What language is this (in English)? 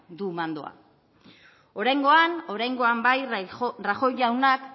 Basque